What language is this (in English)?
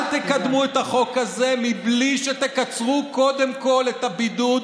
Hebrew